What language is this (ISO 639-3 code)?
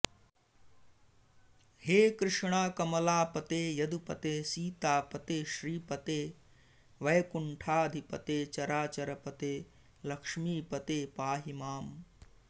san